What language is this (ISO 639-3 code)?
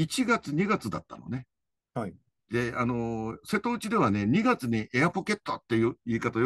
jpn